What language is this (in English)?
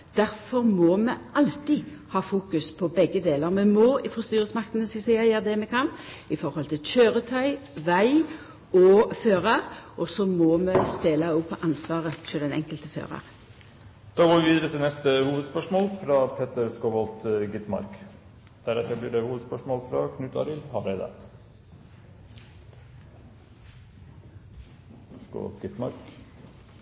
Norwegian